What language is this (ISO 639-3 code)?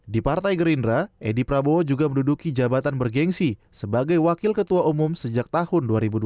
ind